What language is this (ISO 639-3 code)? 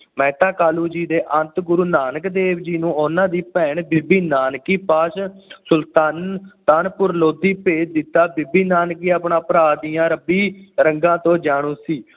pan